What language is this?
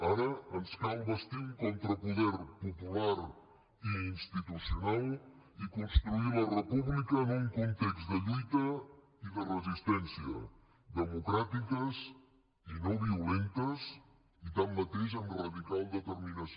Catalan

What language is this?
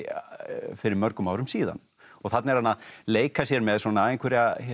Icelandic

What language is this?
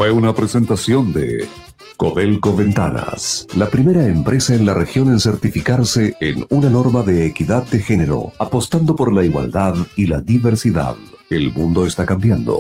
Spanish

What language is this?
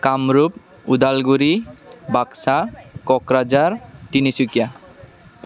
Bodo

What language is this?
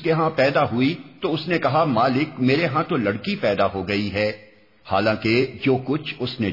Urdu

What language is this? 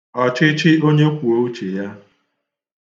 Igbo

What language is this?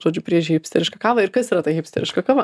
Lithuanian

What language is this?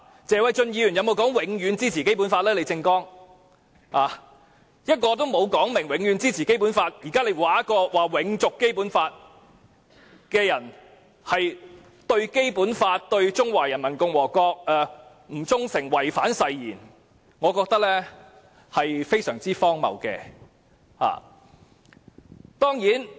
Cantonese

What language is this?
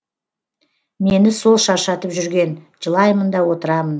Kazakh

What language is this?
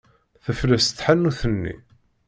Kabyle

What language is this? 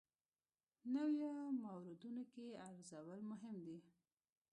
Pashto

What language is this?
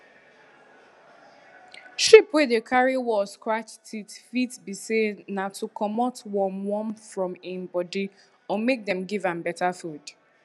Nigerian Pidgin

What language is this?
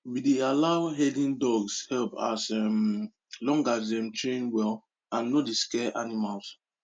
Nigerian Pidgin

